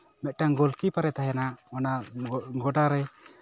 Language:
Santali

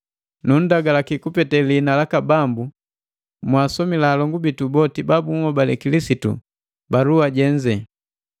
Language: Matengo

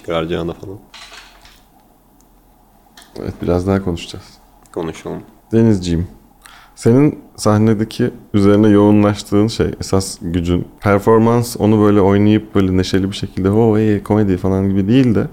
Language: Turkish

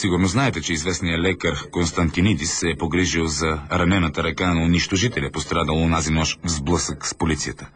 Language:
Bulgarian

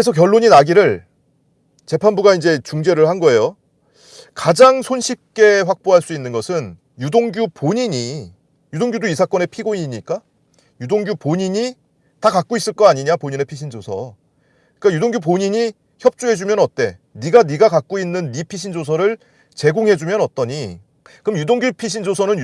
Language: Korean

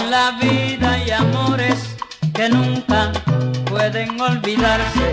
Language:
Spanish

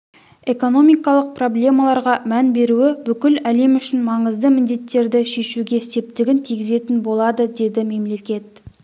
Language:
Kazakh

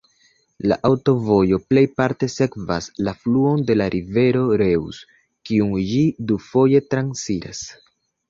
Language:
Esperanto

